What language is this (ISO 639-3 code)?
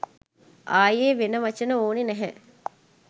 sin